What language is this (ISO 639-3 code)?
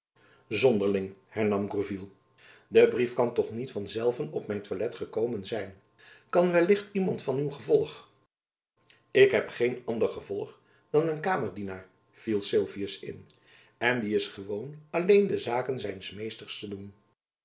nld